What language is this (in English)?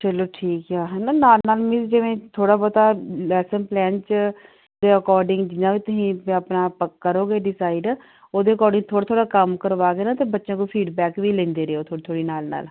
Punjabi